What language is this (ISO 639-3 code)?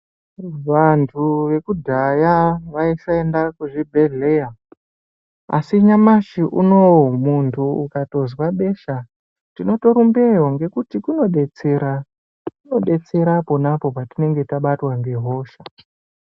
ndc